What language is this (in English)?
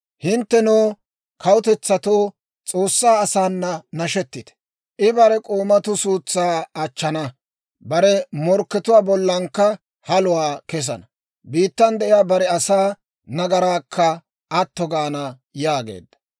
Dawro